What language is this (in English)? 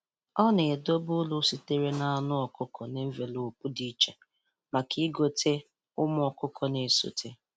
Igbo